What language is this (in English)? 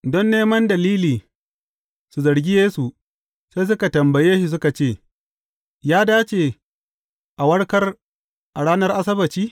Hausa